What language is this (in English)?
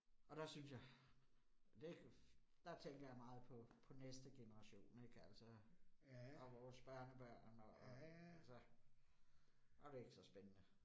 Danish